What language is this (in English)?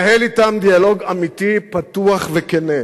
Hebrew